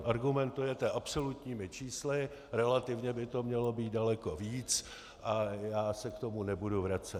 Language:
Czech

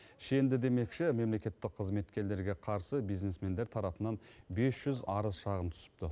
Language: Kazakh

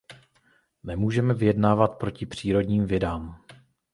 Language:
Czech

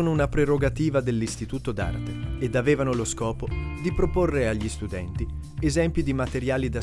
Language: Italian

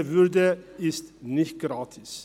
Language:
Swiss German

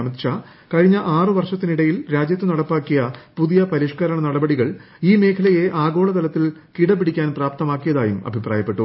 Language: Malayalam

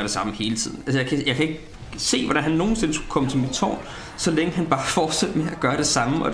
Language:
Danish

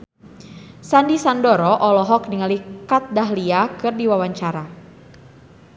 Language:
Sundanese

